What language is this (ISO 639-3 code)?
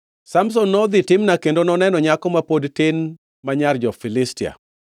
luo